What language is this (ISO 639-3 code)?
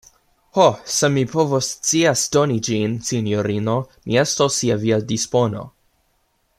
epo